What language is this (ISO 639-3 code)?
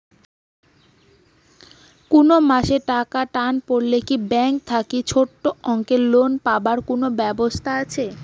ben